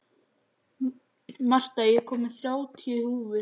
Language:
Icelandic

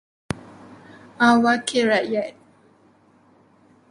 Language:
Malay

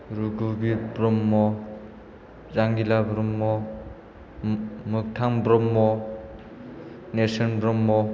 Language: Bodo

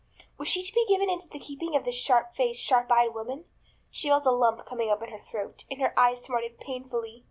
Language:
English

